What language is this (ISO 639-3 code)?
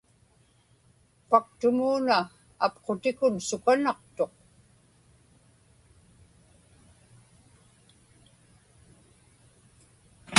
ipk